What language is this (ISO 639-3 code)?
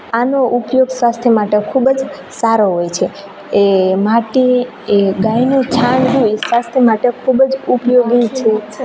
guj